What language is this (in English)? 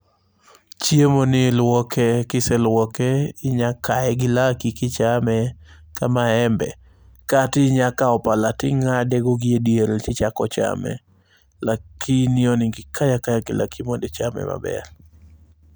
Luo (Kenya and Tanzania)